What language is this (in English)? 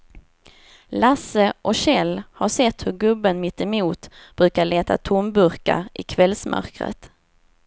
Swedish